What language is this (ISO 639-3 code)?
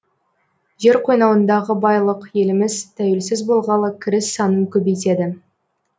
kaz